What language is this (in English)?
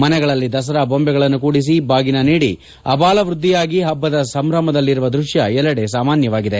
Kannada